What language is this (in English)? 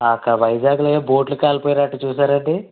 Telugu